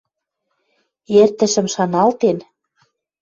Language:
Western Mari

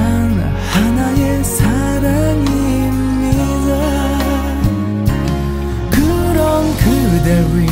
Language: Korean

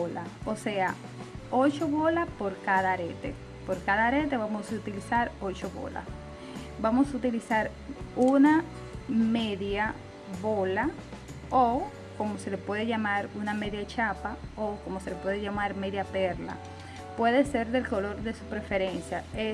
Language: Spanish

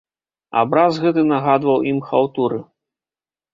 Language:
Belarusian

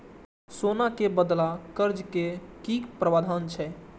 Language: Maithili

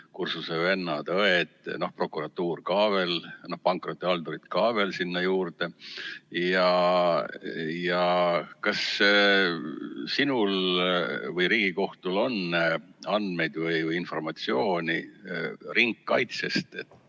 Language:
Estonian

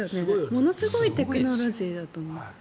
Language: Japanese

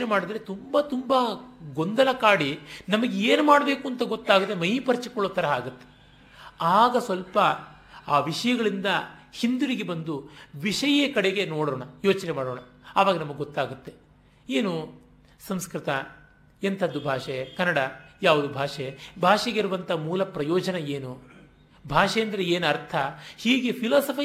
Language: Kannada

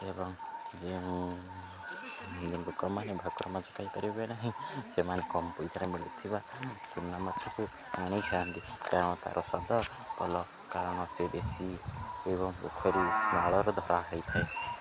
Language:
Odia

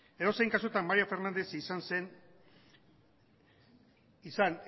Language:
Basque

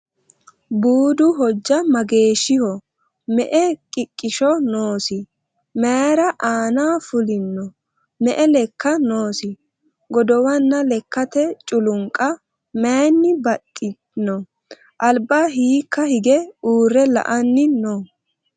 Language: Sidamo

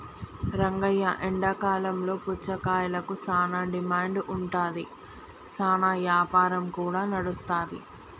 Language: Telugu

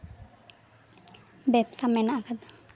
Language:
Santali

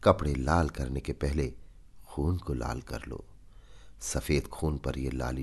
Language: Hindi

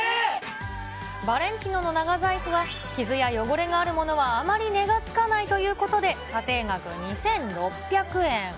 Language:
Japanese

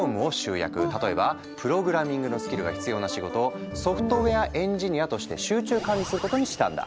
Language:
Japanese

